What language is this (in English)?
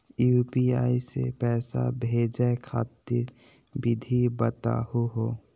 Magahi